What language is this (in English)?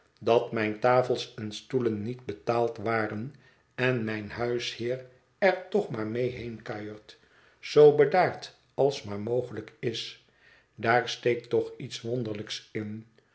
Dutch